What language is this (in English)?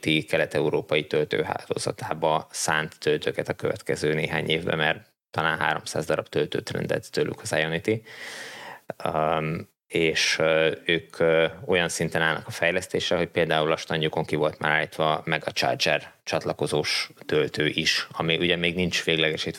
Hungarian